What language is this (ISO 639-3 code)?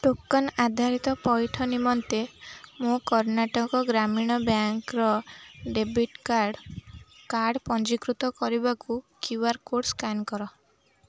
ori